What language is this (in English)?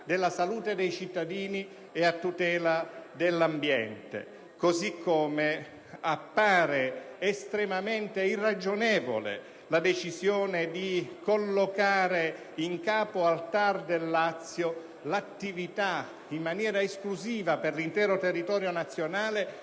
Italian